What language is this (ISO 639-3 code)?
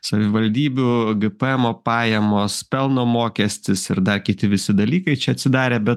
lit